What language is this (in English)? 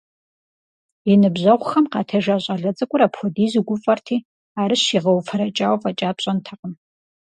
Kabardian